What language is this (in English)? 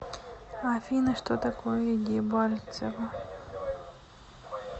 Russian